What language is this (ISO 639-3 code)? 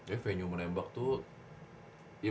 ind